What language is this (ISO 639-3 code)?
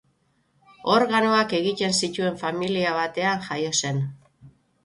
eus